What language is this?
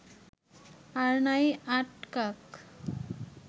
Bangla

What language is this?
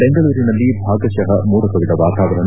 Kannada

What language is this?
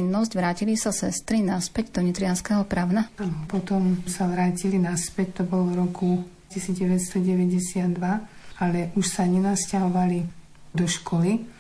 Slovak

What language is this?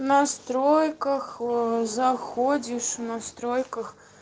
Russian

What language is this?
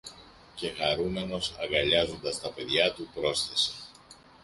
Greek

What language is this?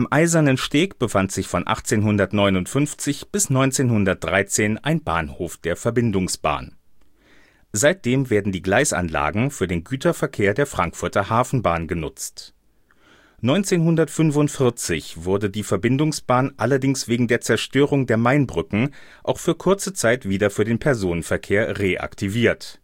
German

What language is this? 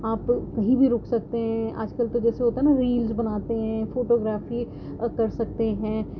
Urdu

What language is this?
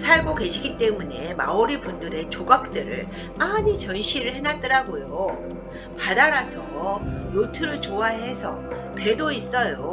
Korean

